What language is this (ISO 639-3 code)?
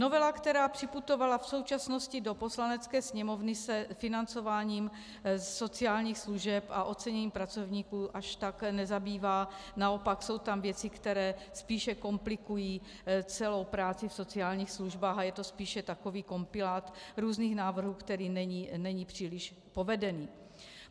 ces